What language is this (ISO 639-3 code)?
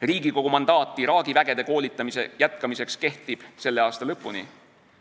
est